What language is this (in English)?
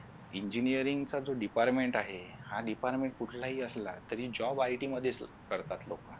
Marathi